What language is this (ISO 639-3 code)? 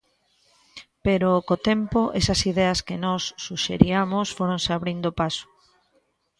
glg